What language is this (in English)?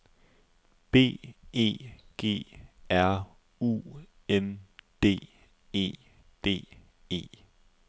Danish